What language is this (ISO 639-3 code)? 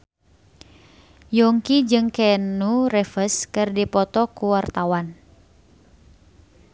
sun